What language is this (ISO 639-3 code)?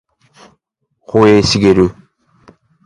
jpn